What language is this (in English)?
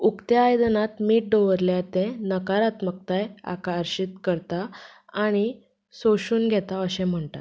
Konkani